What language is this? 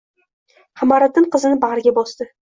Uzbek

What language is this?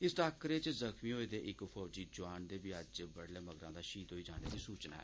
Dogri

